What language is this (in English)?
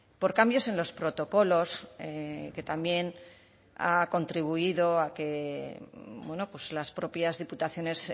Spanish